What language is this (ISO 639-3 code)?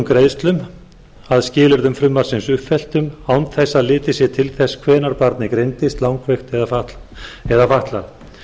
isl